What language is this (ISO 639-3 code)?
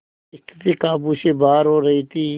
hin